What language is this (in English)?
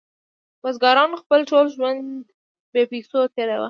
Pashto